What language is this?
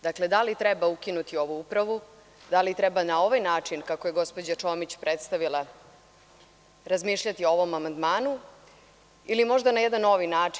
Serbian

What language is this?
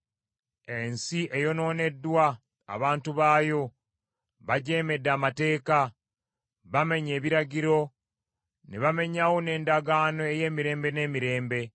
Ganda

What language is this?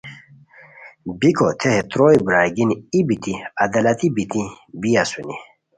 Khowar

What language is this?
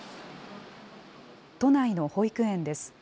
Japanese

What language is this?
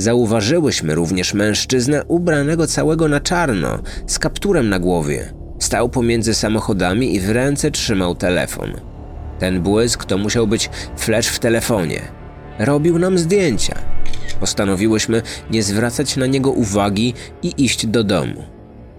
Polish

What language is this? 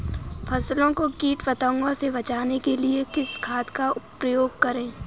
Hindi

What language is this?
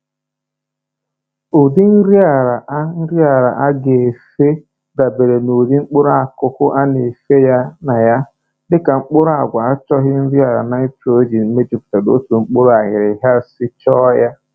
Igbo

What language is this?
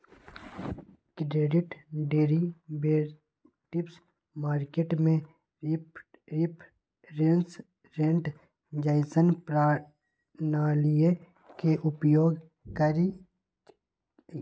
Magahi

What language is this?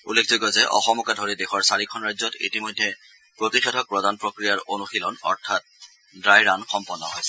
Assamese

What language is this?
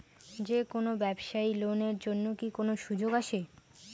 Bangla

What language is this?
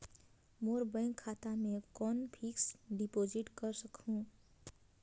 Chhattisgarhi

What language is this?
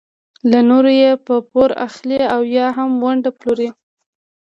Pashto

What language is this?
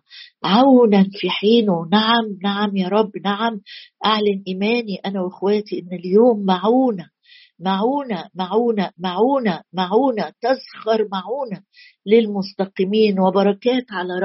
Arabic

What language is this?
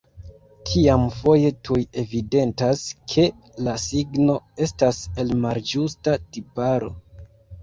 Esperanto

